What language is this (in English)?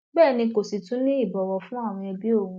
Yoruba